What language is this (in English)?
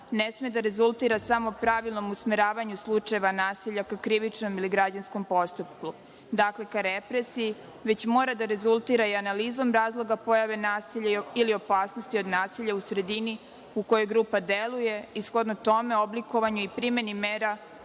Serbian